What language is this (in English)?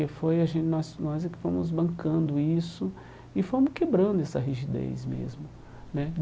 Portuguese